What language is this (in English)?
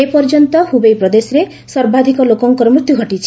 Odia